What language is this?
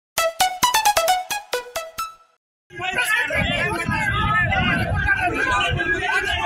Arabic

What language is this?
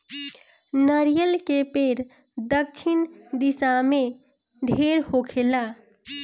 Bhojpuri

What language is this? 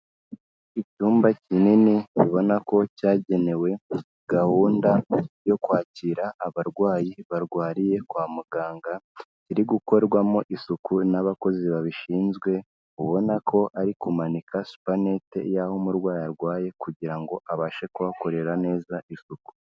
Kinyarwanda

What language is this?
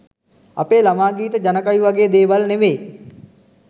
Sinhala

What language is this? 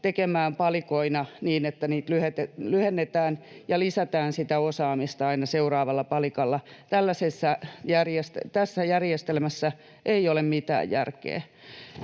Finnish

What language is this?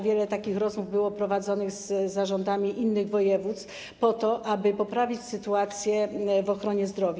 Polish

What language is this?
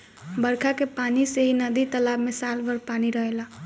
Bhojpuri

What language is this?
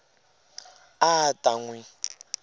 Tsonga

